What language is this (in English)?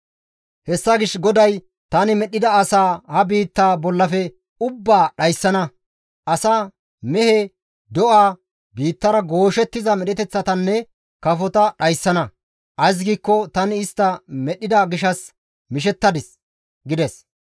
Gamo